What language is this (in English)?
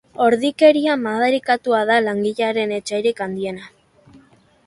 Basque